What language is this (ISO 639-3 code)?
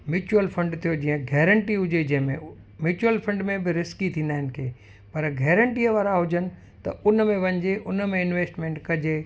snd